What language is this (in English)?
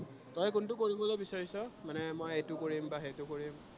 Assamese